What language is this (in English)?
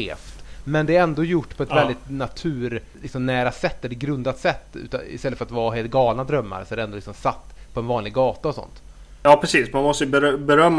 Swedish